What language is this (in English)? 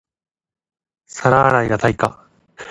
Japanese